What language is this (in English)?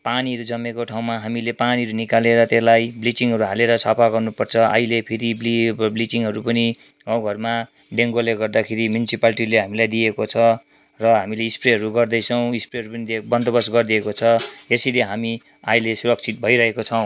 Nepali